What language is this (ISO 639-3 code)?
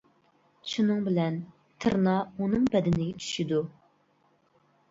uig